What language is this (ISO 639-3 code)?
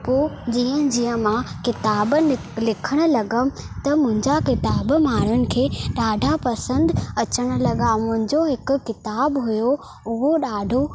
snd